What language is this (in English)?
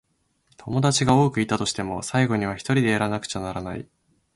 Japanese